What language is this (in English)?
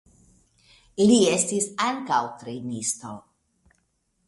Esperanto